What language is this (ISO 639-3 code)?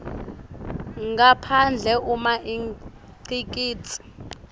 ssw